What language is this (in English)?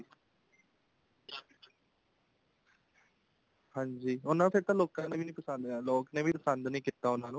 Punjabi